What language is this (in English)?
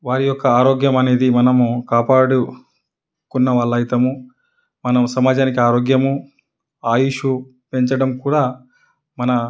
Telugu